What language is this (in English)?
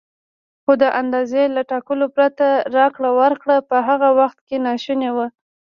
Pashto